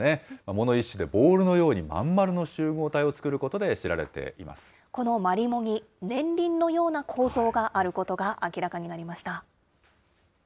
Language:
Japanese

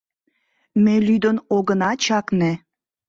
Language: Mari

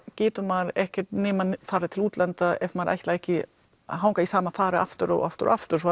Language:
Icelandic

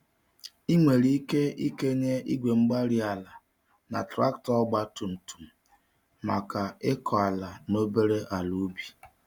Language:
Igbo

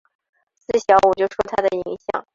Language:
Chinese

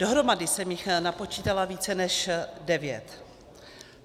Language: Czech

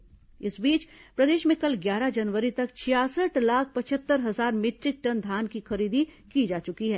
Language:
Hindi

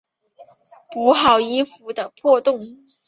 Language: Chinese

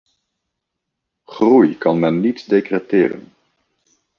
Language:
Dutch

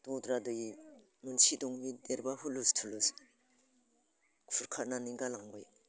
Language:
Bodo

